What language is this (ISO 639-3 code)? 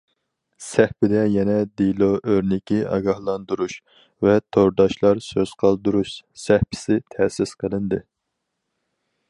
uig